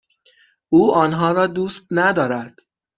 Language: Persian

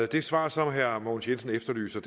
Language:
Danish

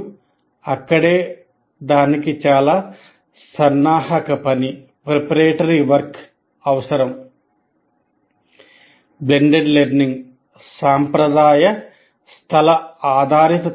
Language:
Telugu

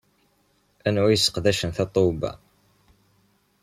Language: Kabyle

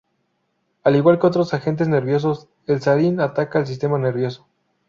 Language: Spanish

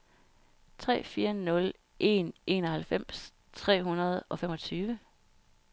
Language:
Danish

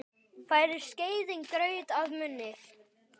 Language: Icelandic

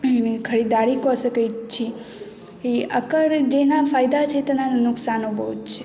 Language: Maithili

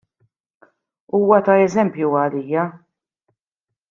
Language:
Maltese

